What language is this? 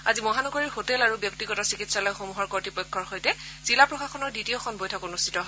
Assamese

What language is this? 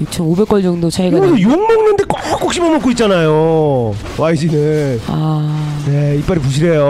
Korean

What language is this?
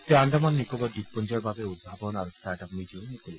Assamese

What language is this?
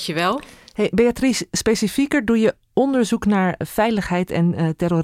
Dutch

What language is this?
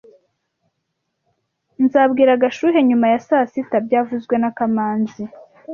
Kinyarwanda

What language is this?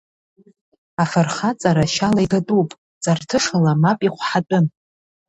Abkhazian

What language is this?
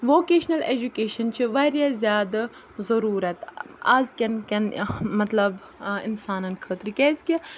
Kashmiri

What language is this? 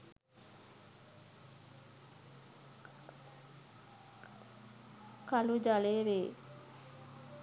Sinhala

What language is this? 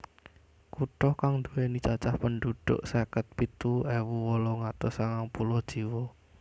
Javanese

